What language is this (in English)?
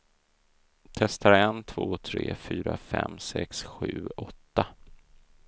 Swedish